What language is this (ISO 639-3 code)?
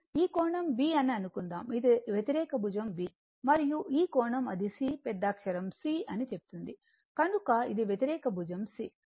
tel